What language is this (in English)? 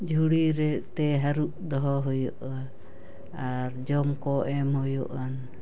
Santali